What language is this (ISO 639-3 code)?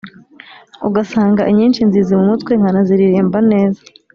kin